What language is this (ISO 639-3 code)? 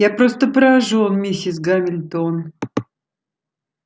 rus